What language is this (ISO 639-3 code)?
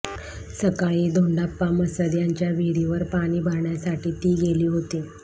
mar